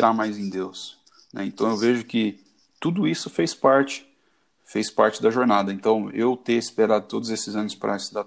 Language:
Portuguese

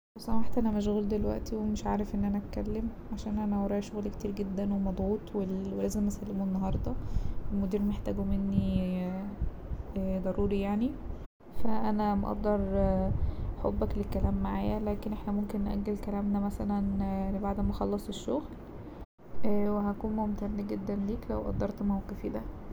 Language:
Egyptian Arabic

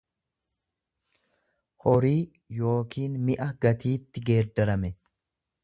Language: Oromo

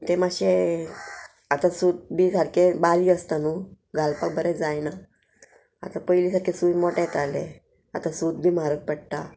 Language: Konkani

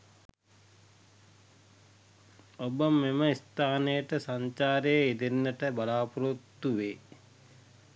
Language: Sinhala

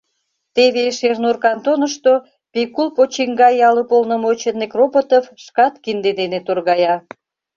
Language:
Mari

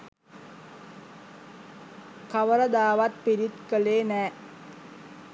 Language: Sinhala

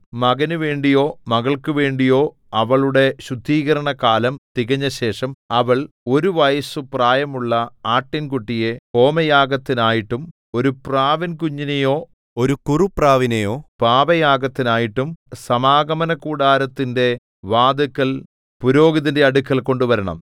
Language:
Malayalam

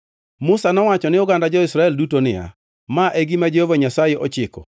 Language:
Luo (Kenya and Tanzania)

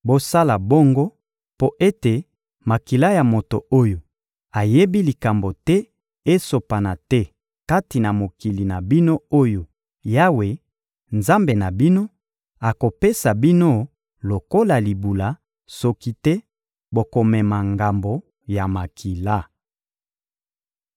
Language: Lingala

